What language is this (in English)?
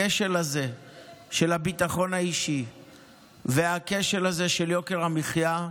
Hebrew